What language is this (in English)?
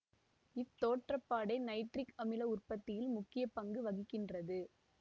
Tamil